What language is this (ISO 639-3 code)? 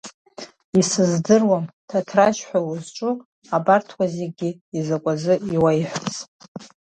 abk